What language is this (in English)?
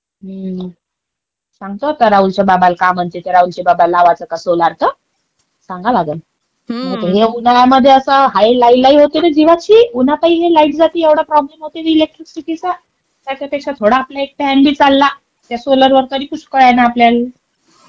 Marathi